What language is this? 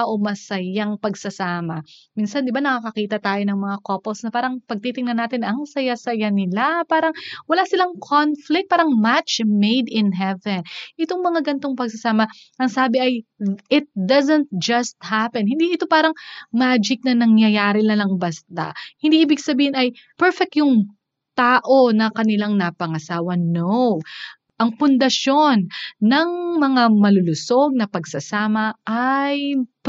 Filipino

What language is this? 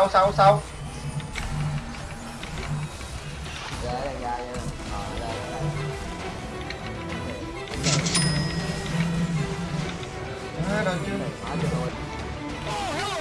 Vietnamese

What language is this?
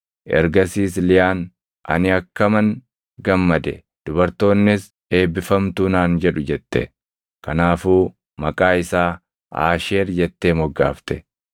Oromo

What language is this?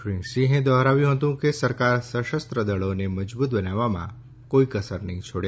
Gujarati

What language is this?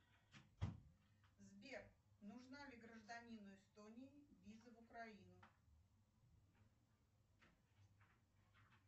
Russian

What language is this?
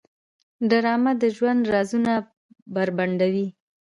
Pashto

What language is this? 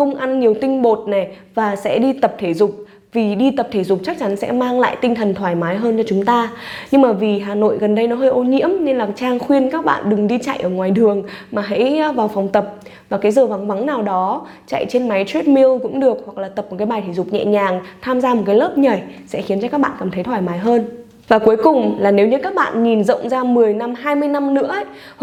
Vietnamese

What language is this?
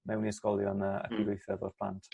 Welsh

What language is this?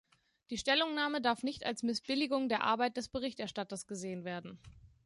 German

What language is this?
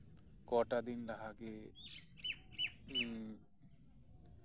Santali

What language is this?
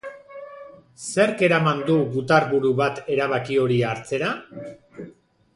Basque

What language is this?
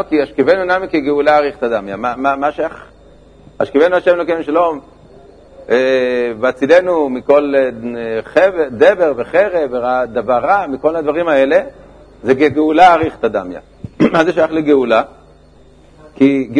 Hebrew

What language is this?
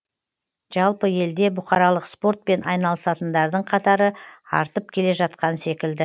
Kazakh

